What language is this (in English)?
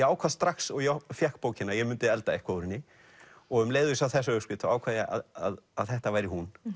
Icelandic